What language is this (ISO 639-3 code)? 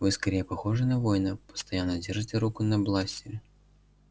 rus